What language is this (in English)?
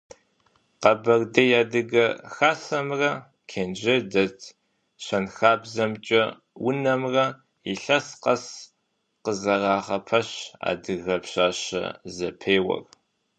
Kabardian